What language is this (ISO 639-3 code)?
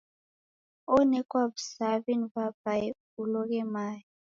dav